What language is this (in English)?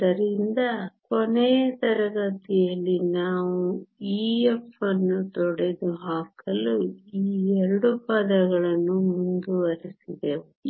Kannada